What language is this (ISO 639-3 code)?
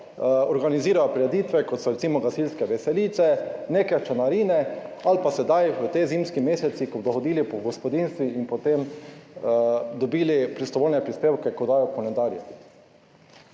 slv